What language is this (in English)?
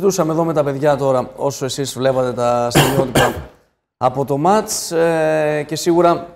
Greek